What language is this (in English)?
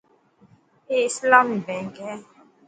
Dhatki